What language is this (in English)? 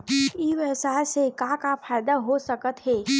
Chhattisgarhi